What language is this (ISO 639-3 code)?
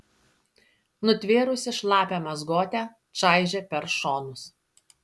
lit